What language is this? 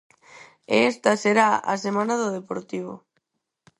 Galician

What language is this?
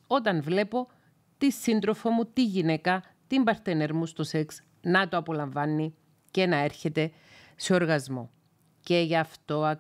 Greek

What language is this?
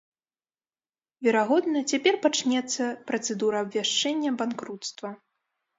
Belarusian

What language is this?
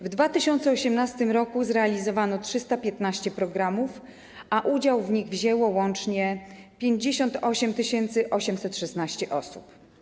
Polish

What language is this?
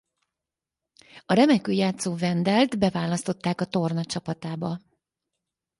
Hungarian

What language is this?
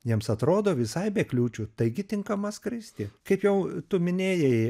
Lithuanian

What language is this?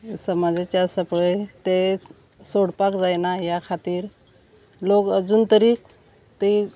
Konkani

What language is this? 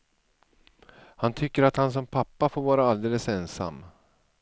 Swedish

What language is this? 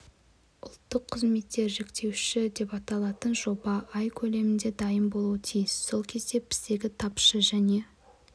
Kazakh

